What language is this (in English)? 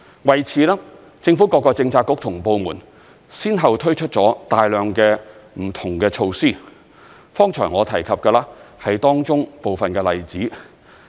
Cantonese